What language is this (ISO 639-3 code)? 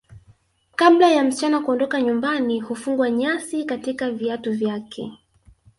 swa